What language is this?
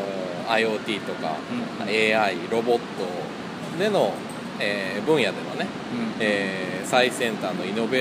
Japanese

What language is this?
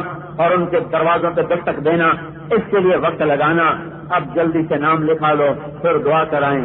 Arabic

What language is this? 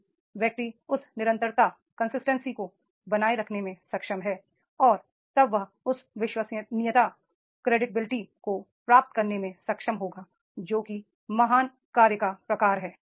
Hindi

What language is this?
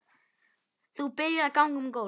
Icelandic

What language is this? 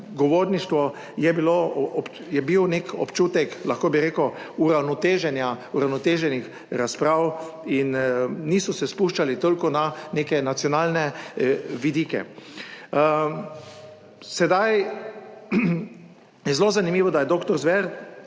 Slovenian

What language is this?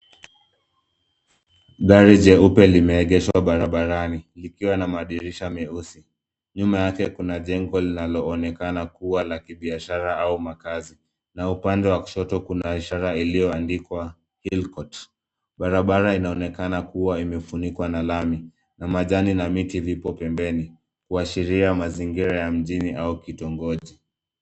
Swahili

